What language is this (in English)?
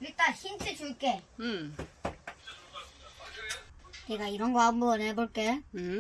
Korean